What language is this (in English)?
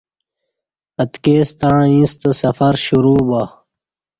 Kati